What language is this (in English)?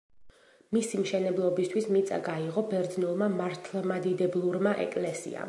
Georgian